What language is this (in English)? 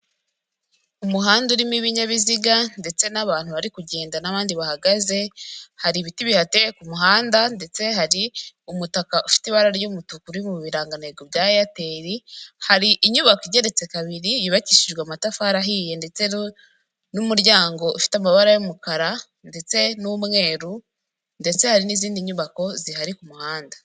Kinyarwanda